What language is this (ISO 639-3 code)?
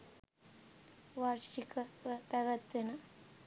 sin